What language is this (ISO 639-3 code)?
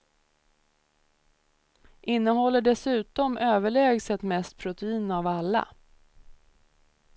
swe